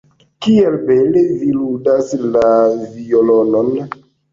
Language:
Esperanto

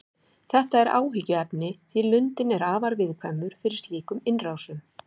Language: Icelandic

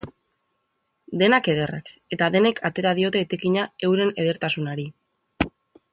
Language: Basque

